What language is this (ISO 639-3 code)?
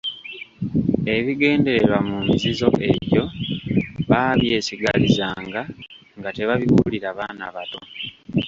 lug